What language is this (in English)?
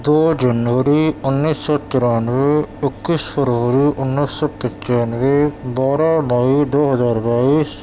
Urdu